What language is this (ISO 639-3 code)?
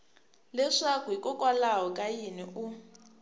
tso